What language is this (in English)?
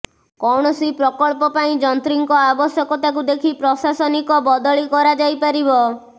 Odia